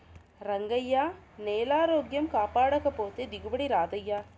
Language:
Telugu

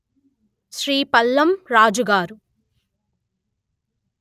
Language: Telugu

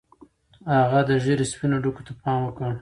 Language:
Pashto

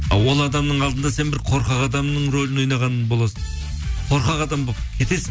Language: Kazakh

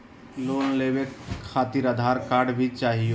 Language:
Magahi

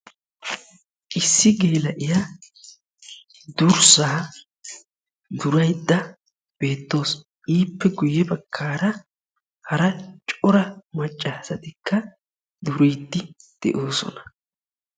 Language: Wolaytta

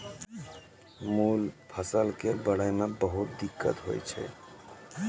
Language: Maithili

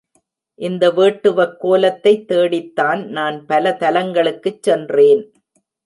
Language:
Tamil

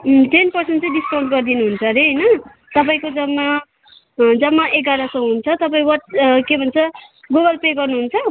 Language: Nepali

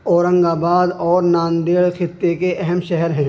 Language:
Urdu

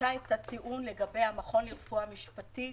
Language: Hebrew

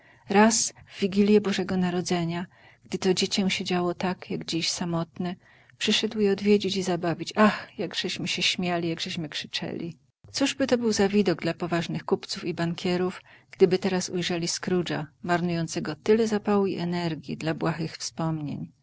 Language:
Polish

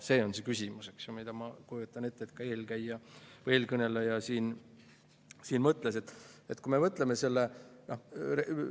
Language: Estonian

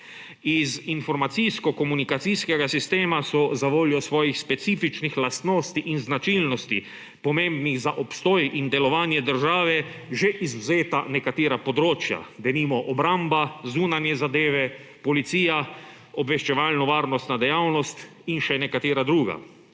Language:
Slovenian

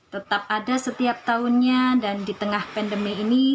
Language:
Indonesian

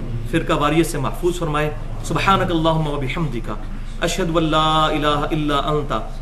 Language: Urdu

